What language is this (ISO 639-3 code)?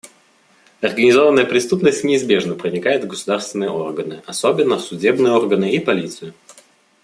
rus